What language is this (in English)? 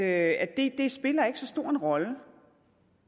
Danish